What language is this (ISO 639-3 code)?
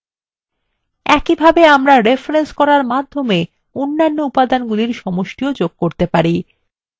ben